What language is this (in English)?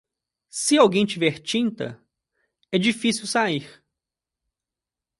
Portuguese